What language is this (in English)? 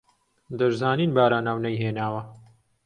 Central Kurdish